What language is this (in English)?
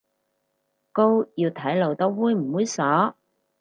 Cantonese